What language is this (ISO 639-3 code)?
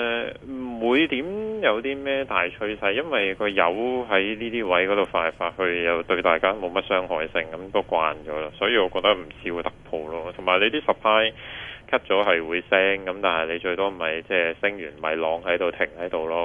zho